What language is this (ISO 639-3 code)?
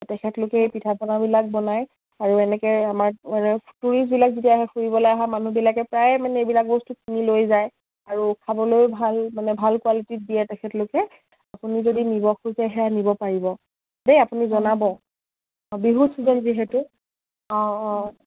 asm